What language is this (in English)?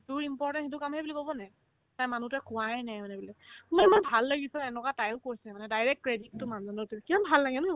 Assamese